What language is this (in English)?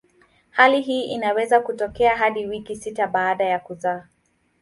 Swahili